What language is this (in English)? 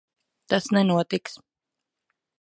Latvian